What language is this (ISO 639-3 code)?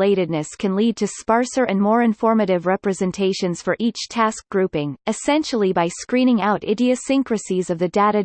eng